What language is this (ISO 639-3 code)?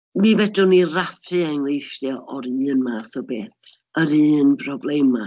cym